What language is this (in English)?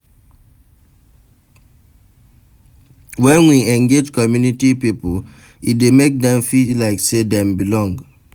Nigerian Pidgin